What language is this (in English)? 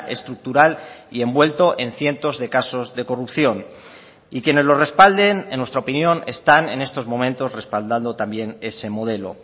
Spanish